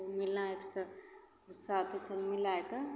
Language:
Maithili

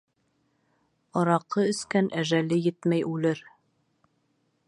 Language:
Bashkir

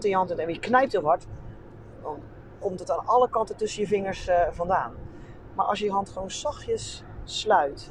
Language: Dutch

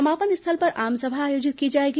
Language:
Hindi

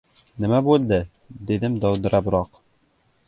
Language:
Uzbek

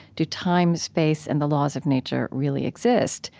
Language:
English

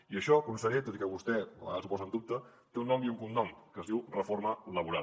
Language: Catalan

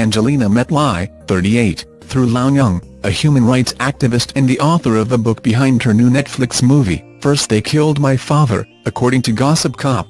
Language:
English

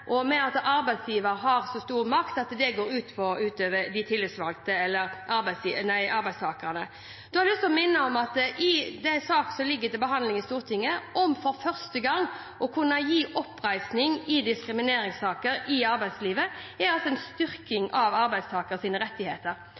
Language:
Norwegian Bokmål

